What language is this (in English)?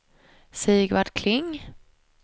Swedish